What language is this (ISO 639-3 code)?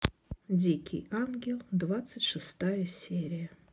rus